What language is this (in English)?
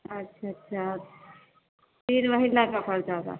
Urdu